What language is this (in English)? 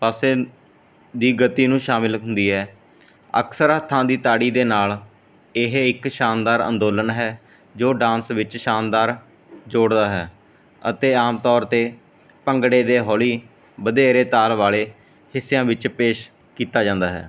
Punjabi